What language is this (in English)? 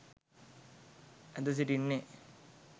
Sinhala